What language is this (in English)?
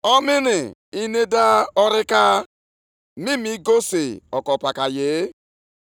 Igbo